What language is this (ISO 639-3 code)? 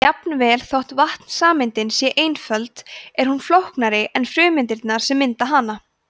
isl